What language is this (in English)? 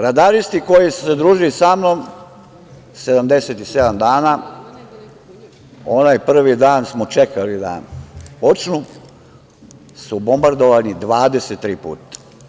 Serbian